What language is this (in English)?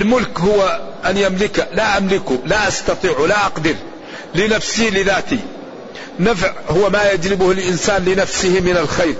Arabic